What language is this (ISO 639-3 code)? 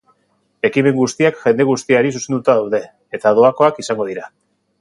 eus